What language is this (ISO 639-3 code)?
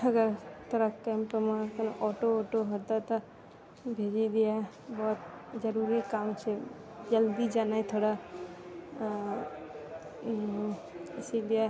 mai